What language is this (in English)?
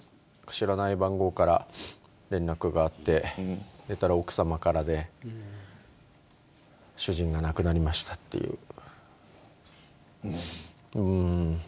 Japanese